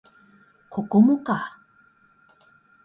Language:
Japanese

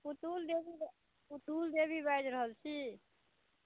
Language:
Maithili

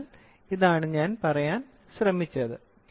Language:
Malayalam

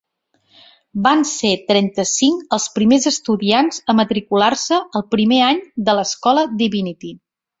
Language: Catalan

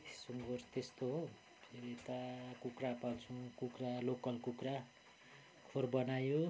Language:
Nepali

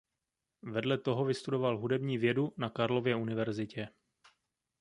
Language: Czech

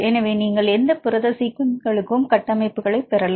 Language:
Tamil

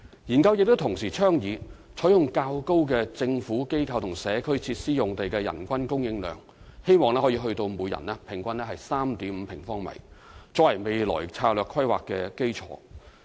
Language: Cantonese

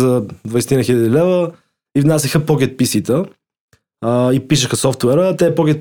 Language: Bulgarian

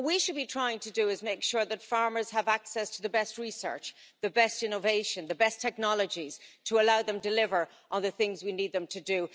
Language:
English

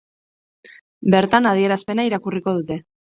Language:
Basque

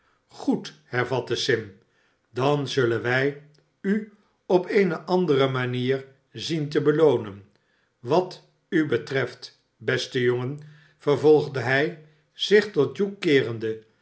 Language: Dutch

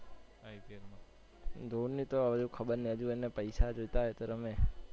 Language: Gujarati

